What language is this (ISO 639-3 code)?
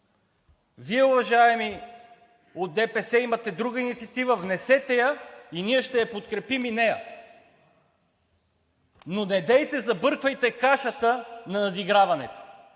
bul